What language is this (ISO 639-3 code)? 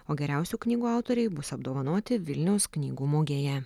lit